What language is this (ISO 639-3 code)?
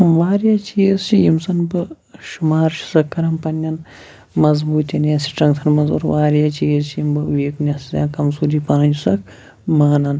kas